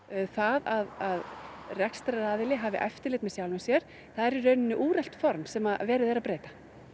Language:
Icelandic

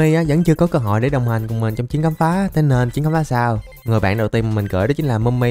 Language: Vietnamese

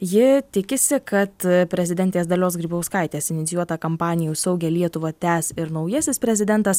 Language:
Lithuanian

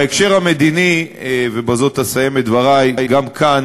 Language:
Hebrew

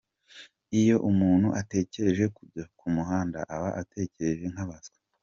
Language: Kinyarwanda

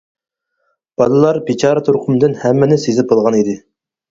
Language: Uyghur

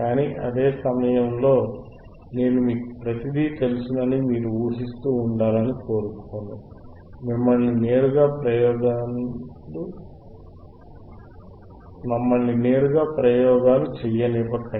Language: Telugu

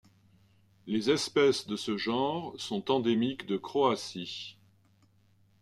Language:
French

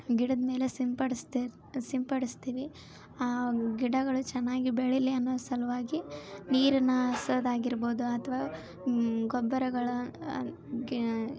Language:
Kannada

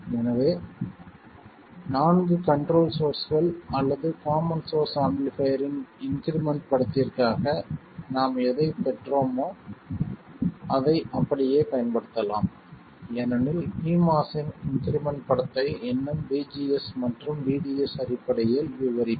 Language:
Tamil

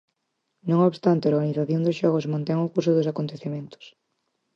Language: Galician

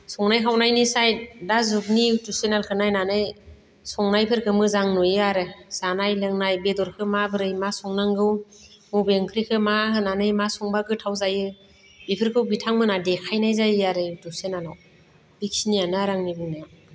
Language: Bodo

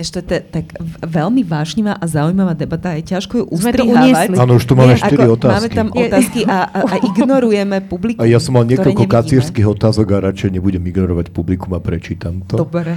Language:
Slovak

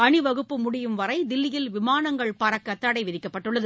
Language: Tamil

